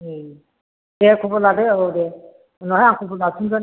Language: Bodo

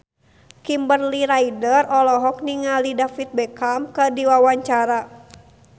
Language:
Sundanese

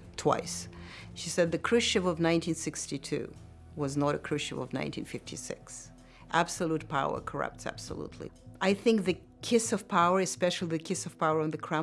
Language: English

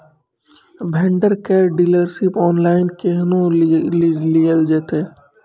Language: Maithili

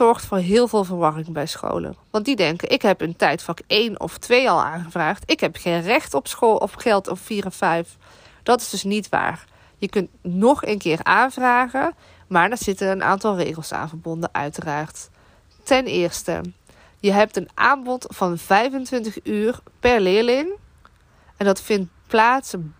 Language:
Dutch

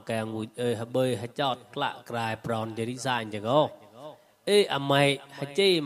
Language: Thai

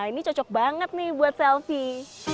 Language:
Indonesian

